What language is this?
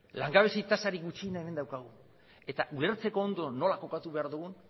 Basque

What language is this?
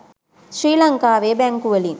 Sinhala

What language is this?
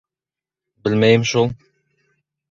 Bashkir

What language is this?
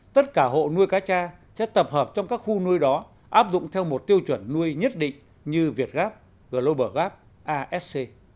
Vietnamese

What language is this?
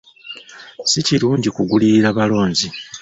Ganda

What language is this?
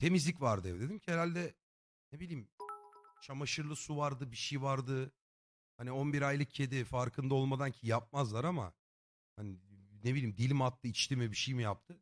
Turkish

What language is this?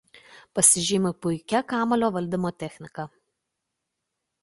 Lithuanian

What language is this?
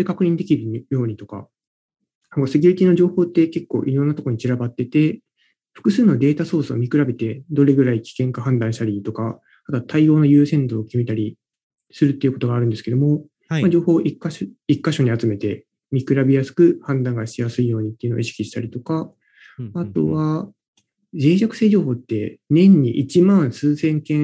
Japanese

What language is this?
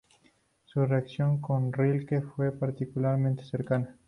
Spanish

